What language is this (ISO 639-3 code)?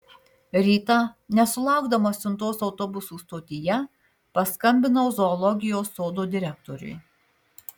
lit